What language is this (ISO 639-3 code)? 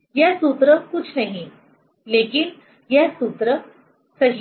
hin